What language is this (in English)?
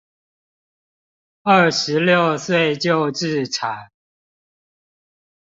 Chinese